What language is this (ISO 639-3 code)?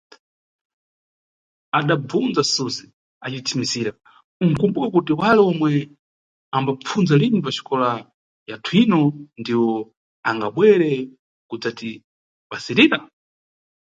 nyu